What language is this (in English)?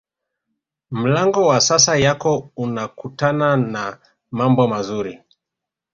Swahili